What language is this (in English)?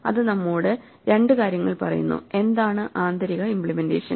Malayalam